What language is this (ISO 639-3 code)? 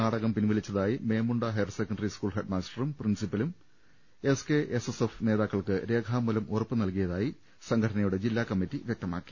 mal